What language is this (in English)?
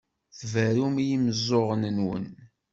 Kabyle